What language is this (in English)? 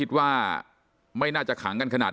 Thai